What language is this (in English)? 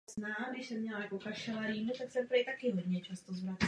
Czech